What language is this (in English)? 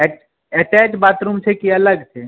Maithili